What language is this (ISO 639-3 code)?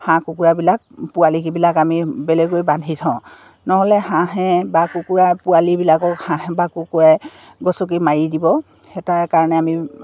asm